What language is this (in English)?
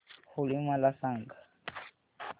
Marathi